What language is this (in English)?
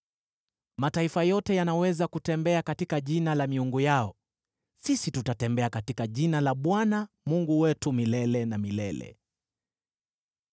Swahili